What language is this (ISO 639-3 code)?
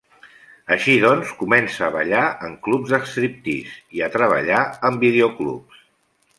cat